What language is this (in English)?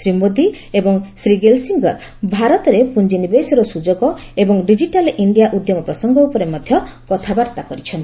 Odia